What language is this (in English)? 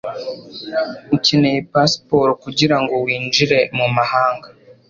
Kinyarwanda